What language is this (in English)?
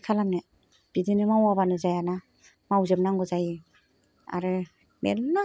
Bodo